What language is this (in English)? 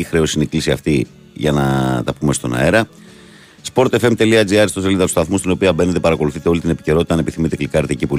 Greek